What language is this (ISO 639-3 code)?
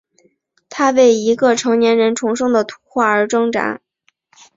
zho